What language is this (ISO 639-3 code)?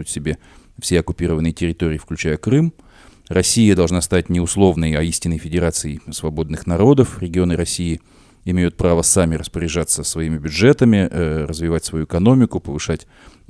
rus